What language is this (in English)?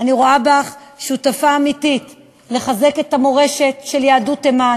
Hebrew